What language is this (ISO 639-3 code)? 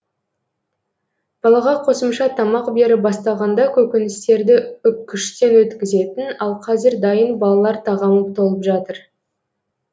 kaz